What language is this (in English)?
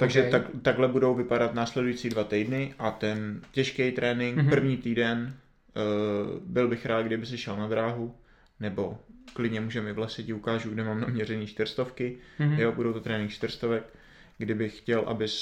Czech